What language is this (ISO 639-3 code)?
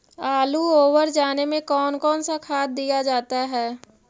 mag